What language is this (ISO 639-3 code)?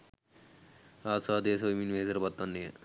sin